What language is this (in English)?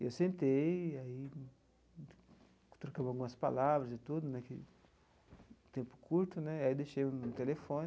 Portuguese